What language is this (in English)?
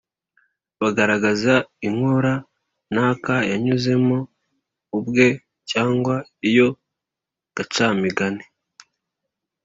Kinyarwanda